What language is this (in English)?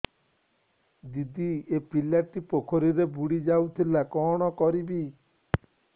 Odia